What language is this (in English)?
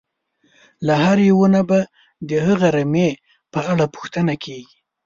Pashto